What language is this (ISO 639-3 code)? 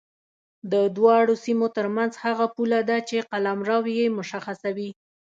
pus